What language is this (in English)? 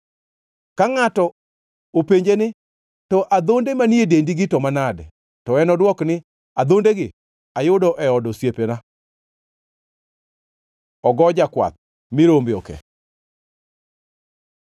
Luo (Kenya and Tanzania)